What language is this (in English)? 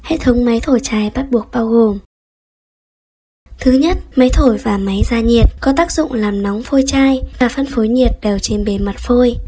Vietnamese